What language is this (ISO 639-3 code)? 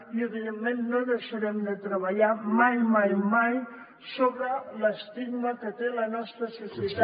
cat